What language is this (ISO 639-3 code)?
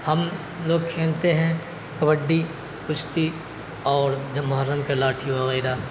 urd